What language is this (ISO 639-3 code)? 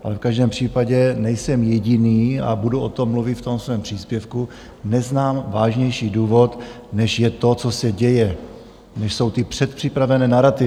ces